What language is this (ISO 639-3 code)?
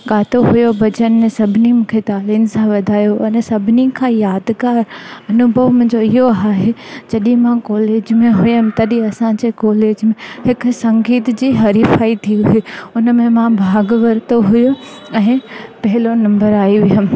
snd